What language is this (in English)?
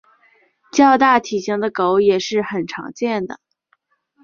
Chinese